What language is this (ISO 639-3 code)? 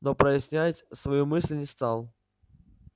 rus